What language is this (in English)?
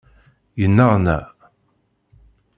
Kabyle